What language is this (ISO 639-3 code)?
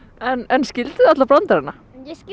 isl